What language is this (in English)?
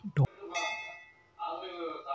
Kannada